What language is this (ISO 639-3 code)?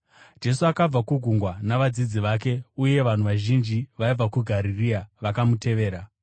sna